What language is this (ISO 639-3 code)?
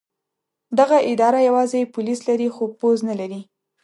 pus